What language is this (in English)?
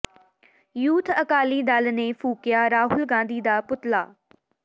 Punjabi